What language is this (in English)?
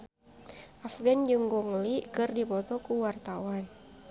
Sundanese